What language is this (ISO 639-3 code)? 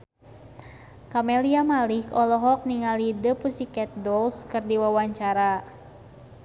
sun